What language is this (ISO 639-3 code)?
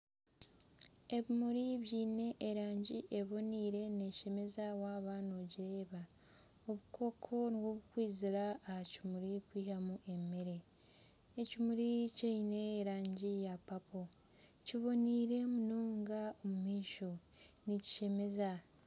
nyn